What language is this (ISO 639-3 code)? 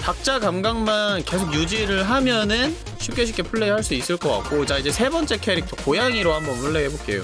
kor